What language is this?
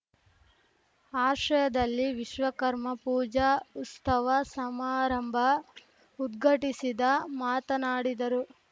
Kannada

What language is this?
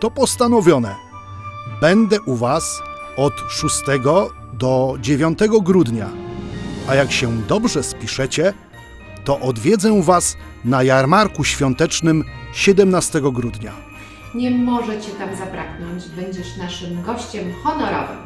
Polish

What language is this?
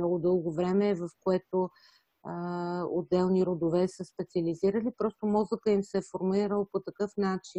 Bulgarian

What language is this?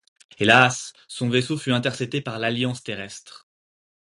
French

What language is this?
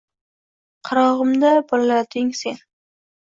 Uzbek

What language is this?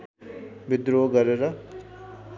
Nepali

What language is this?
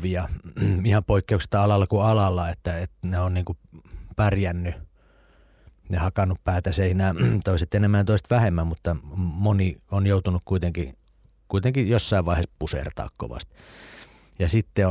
Finnish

